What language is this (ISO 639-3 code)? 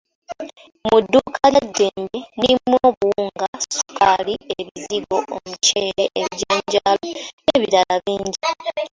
lug